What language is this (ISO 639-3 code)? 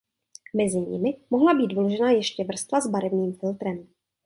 ces